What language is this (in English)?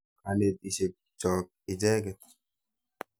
Kalenjin